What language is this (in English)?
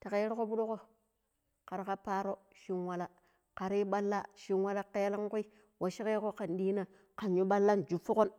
Pero